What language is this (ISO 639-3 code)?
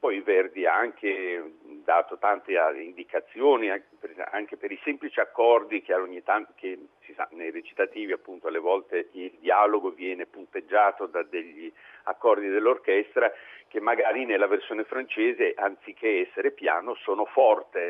ita